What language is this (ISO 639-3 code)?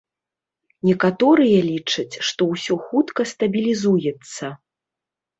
bel